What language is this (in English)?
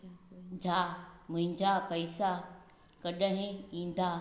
Sindhi